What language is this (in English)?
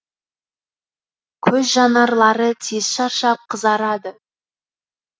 Kazakh